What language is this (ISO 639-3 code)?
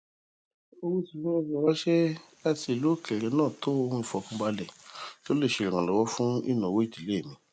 yor